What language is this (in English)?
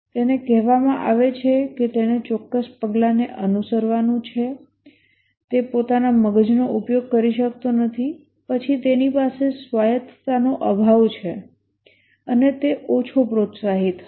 Gujarati